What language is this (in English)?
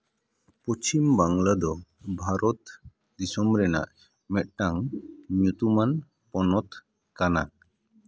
Santali